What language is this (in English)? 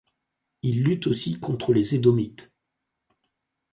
French